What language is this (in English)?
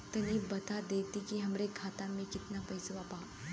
Bhojpuri